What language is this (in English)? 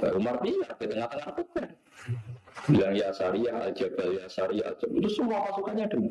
Indonesian